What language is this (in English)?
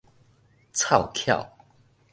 Min Nan Chinese